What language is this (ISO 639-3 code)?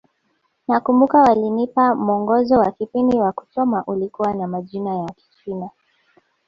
swa